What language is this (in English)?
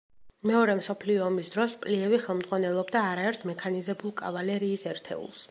Georgian